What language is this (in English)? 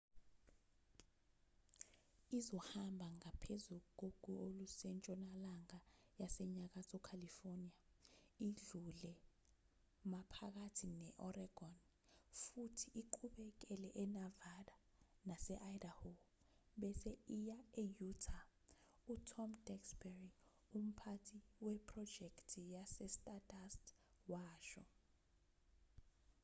Zulu